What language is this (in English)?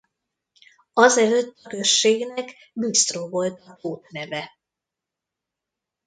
Hungarian